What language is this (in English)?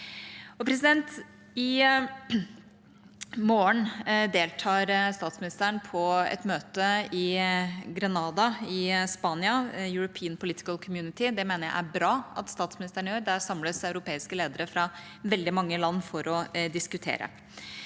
Norwegian